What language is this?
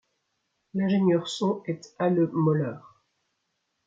French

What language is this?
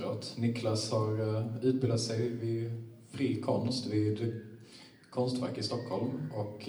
Swedish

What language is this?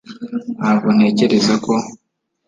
Kinyarwanda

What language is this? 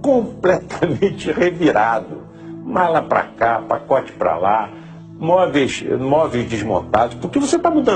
Portuguese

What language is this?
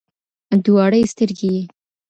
Pashto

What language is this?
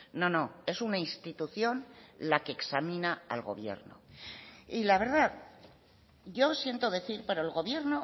Spanish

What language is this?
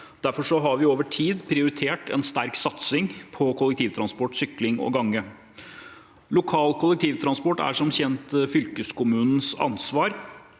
Norwegian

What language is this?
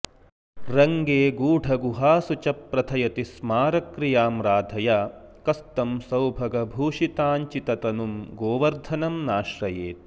Sanskrit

